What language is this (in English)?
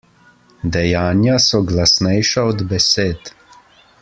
Slovenian